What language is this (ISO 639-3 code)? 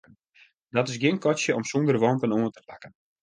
fry